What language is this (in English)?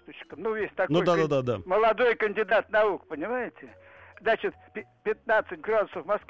Russian